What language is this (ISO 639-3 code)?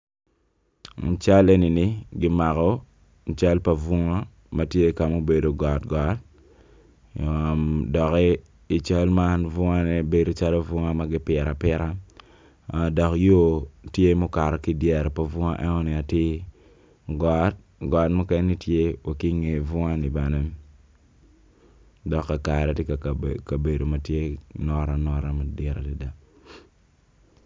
ach